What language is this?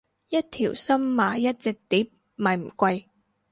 Cantonese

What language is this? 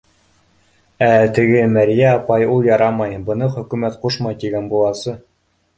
Bashkir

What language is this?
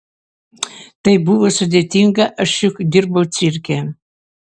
Lithuanian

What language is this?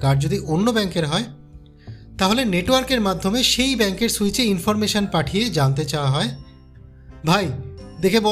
Bangla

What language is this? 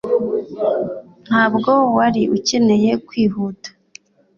Kinyarwanda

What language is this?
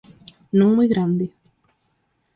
Galician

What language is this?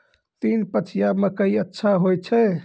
Maithili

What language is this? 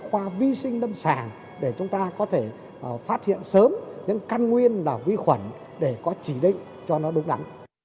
Vietnamese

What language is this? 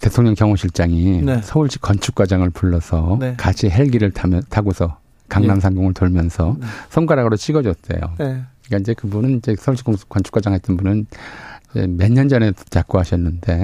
Korean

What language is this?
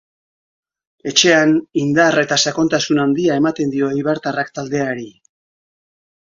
Basque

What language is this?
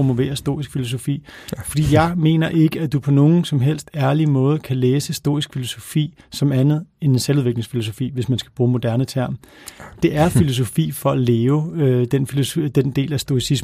Danish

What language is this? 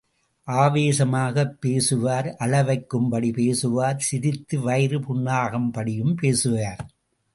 Tamil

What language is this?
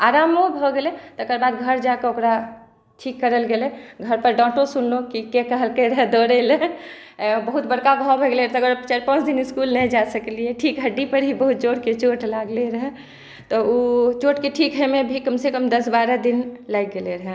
Maithili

